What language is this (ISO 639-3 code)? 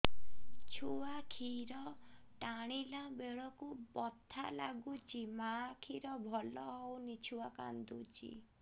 ori